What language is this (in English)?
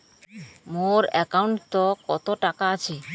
Bangla